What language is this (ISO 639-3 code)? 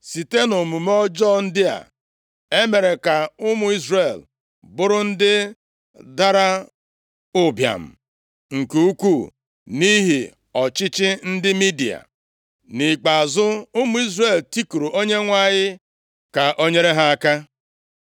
ibo